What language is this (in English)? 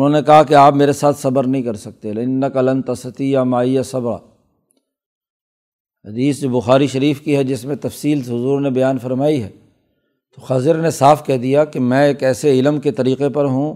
Urdu